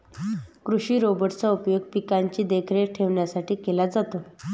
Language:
Marathi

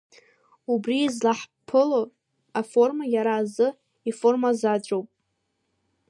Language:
Abkhazian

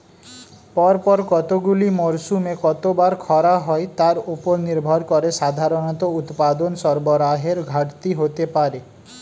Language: Bangla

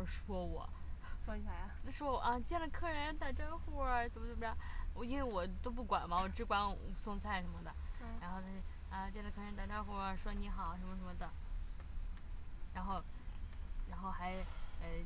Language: Chinese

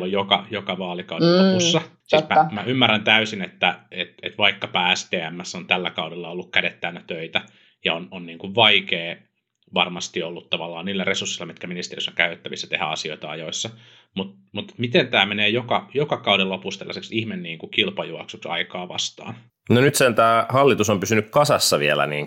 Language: Finnish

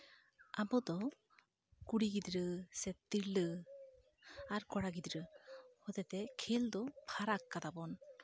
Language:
Santali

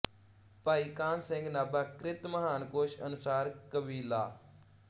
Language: Punjabi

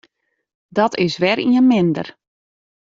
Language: Western Frisian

